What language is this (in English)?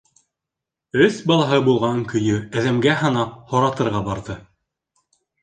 Bashkir